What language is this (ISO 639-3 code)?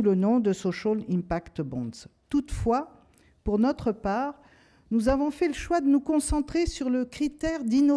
fra